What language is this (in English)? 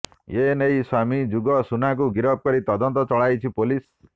Odia